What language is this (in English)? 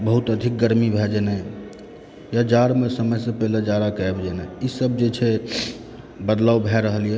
Maithili